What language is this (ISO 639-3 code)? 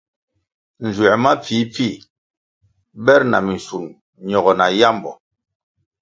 nmg